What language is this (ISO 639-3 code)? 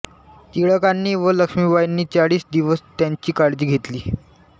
mar